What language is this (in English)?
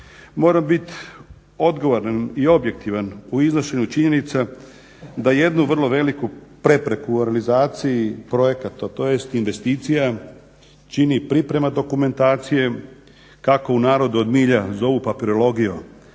Croatian